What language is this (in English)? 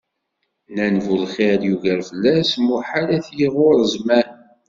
Kabyle